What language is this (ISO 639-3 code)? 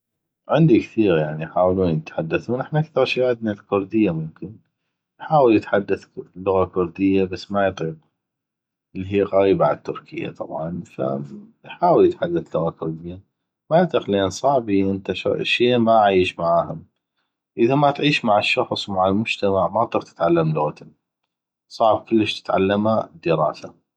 ayp